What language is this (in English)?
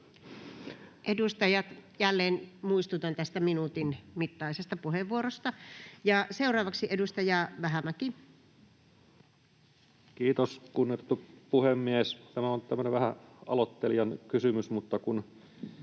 Finnish